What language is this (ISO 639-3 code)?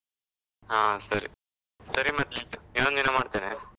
kan